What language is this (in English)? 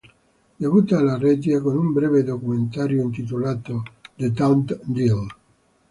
Italian